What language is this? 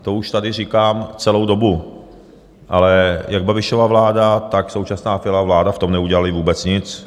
Czech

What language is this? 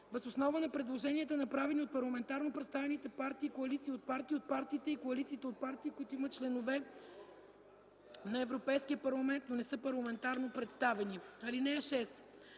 Bulgarian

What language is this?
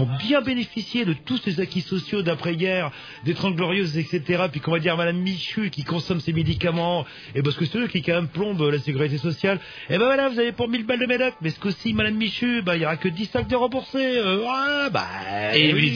French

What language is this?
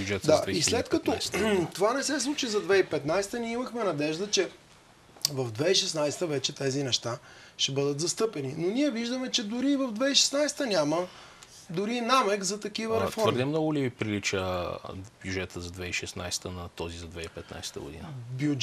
Bulgarian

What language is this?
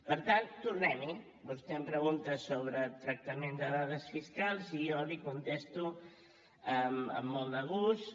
Catalan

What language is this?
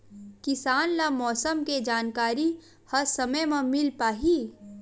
Chhattisgarhi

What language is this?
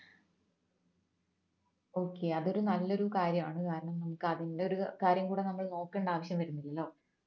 Malayalam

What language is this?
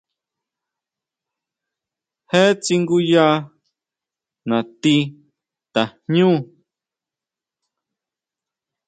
Huautla Mazatec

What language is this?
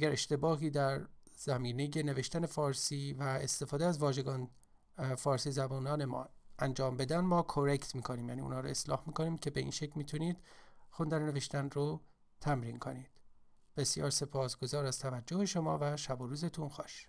Persian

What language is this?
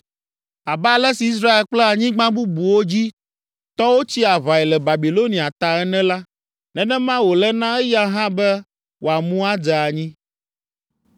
Ewe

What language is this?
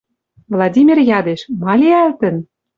Western Mari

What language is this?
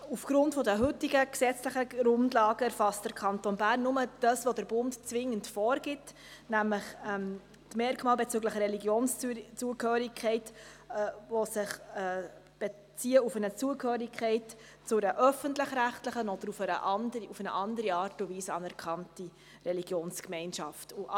Swiss German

